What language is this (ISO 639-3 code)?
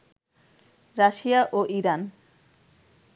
ben